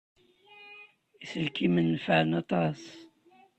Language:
Kabyle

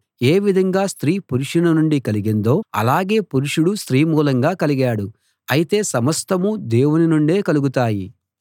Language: Telugu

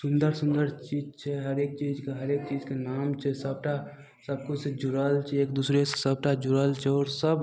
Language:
Maithili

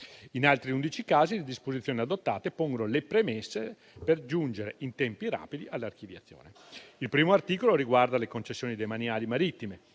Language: Italian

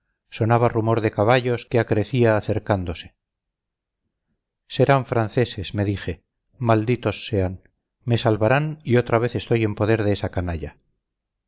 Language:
Spanish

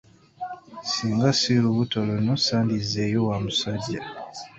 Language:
Ganda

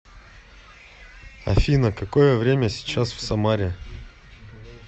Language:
Russian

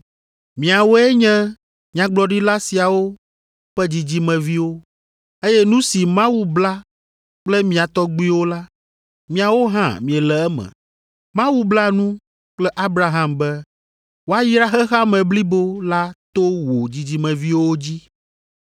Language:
Ewe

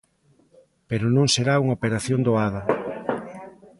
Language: Galician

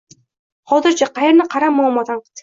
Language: Uzbek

